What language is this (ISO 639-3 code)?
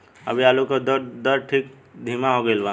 bho